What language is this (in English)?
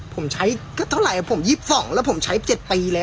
Thai